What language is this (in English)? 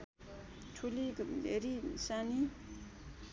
Nepali